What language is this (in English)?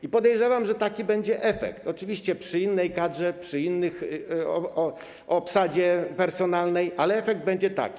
Polish